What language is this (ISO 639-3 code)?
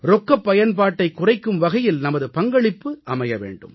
tam